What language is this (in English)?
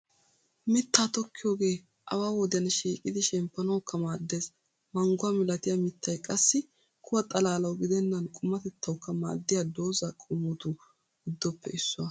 Wolaytta